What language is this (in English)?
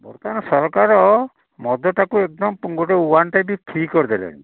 Odia